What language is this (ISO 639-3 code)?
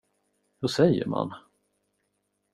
swe